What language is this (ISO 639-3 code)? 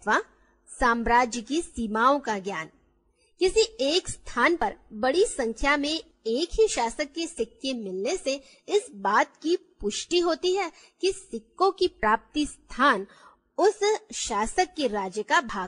hin